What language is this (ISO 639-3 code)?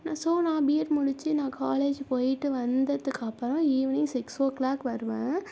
tam